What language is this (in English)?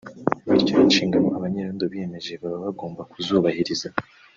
Kinyarwanda